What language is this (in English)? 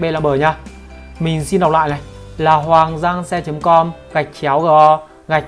Vietnamese